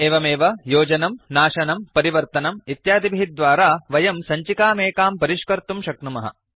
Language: Sanskrit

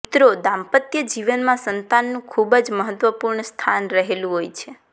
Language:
Gujarati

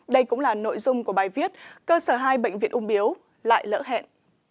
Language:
Vietnamese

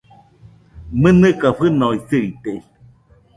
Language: Nüpode Huitoto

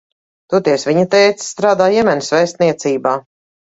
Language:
Latvian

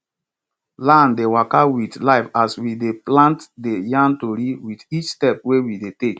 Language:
Nigerian Pidgin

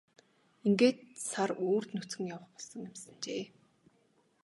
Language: Mongolian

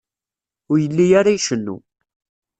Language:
Kabyle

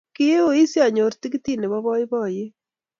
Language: Kalenjin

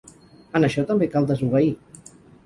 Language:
Catalan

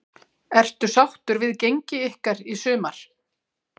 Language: Icelandic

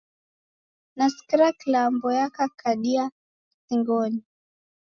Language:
Taita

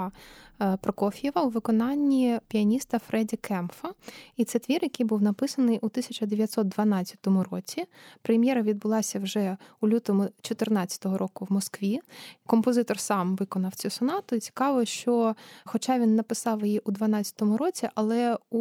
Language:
Ukrainian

